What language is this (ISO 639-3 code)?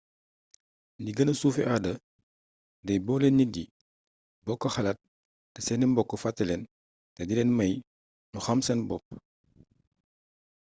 wol